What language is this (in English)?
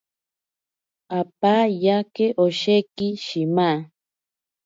Ashéninka Perené